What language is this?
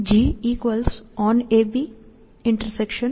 Gujarati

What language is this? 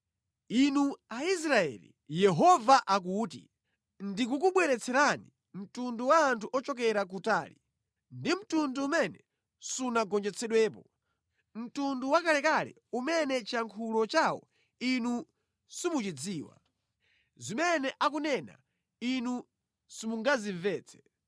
Nyanja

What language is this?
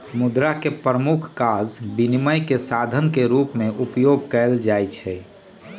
Magahi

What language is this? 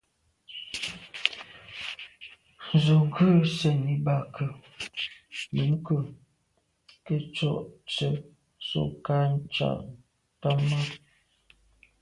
Medumba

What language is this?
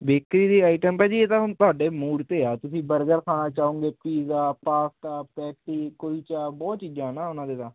Punjabi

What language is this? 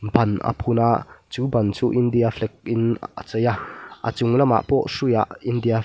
Mizo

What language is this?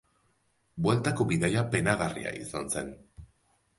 Basque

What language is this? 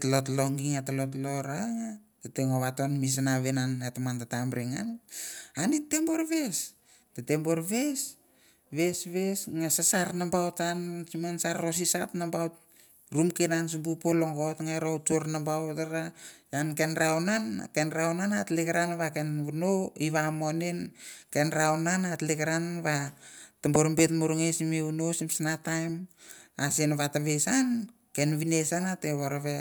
Mandara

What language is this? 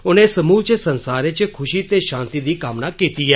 Dogri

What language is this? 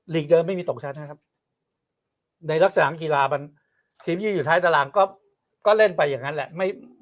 Thai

